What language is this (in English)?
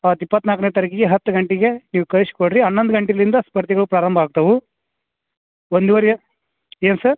Kannada